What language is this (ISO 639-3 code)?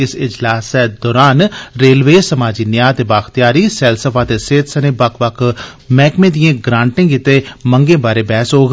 doi